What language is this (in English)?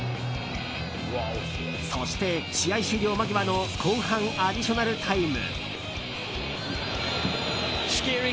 Japanese